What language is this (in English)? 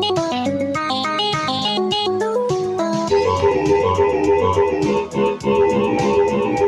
English